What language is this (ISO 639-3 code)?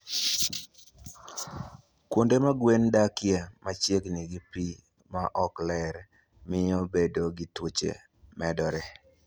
luo